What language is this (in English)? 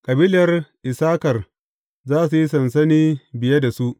Hausa